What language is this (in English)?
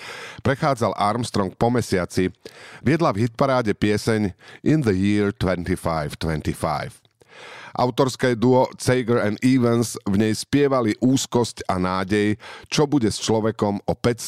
Slovak